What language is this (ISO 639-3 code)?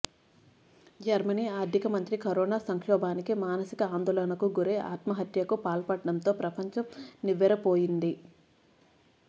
tel